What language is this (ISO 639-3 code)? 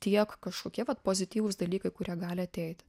lit